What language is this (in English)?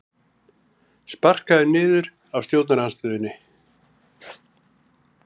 Icelandic